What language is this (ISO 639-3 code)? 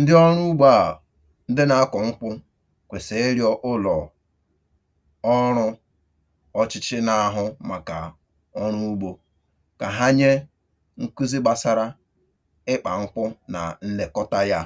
ibo